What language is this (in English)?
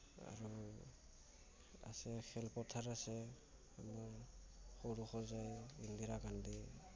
Assamese